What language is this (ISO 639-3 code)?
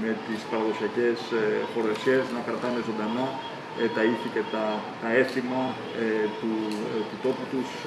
ell